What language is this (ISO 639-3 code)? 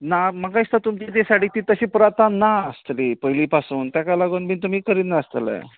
kok